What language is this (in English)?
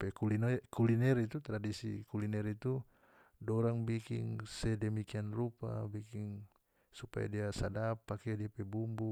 North Moluccan Malay